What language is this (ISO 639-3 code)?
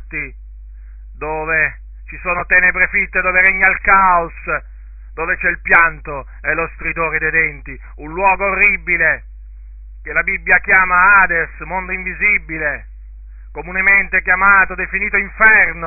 ita